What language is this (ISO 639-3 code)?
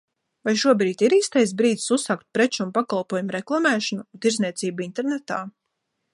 lav